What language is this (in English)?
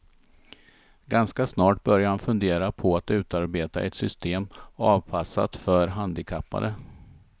Swedish